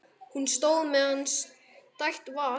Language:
Icelandic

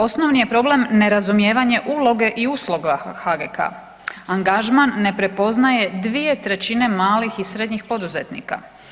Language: Croatian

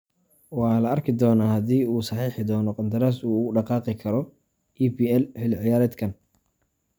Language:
Somali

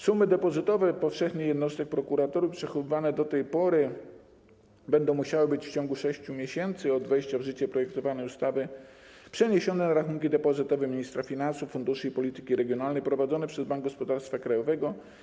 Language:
Polish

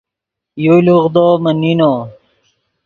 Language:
Yidgha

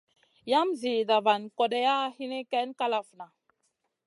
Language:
Masana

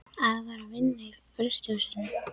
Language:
Icelandic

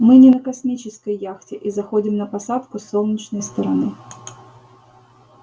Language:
Russian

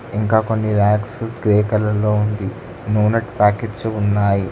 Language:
Telugu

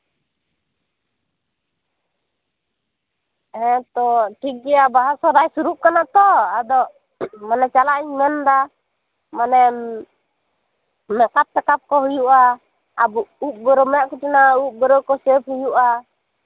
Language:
Santali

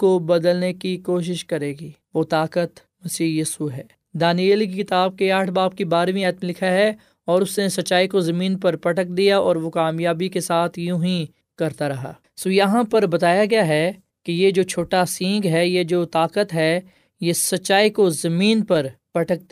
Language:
Urdu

